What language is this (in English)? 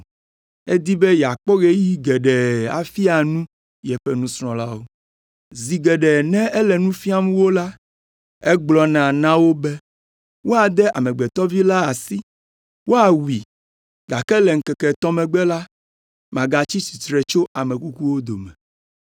Ewe